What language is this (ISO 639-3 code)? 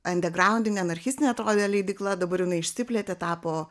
lit